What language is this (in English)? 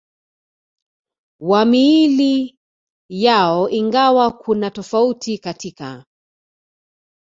Swahili